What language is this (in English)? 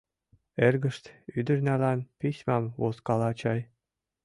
Mari